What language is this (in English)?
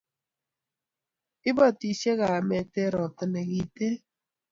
Kalenjin